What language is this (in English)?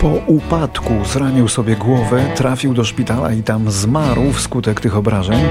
Polish